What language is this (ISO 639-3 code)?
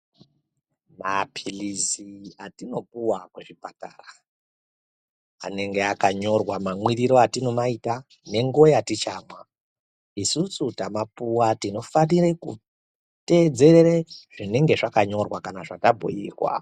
ndc